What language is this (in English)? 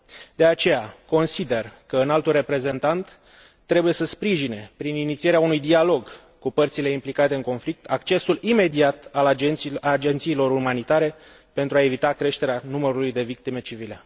Romanian